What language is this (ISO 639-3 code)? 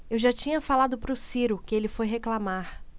por